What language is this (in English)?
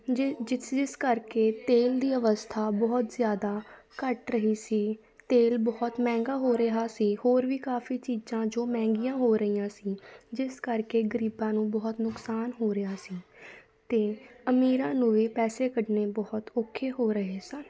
Punjabi